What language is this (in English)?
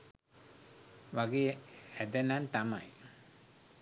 Sinhala